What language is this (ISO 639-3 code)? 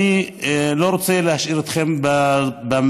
heb